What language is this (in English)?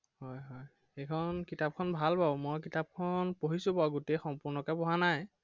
Assamese